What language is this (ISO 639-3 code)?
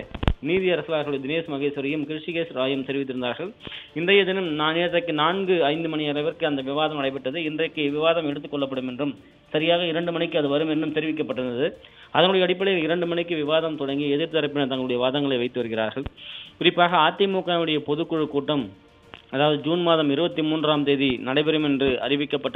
ron